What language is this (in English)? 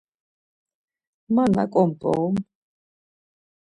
Laz